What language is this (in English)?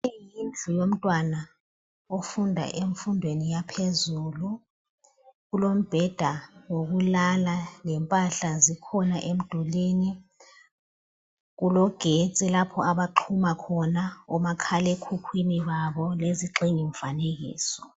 North Ndebele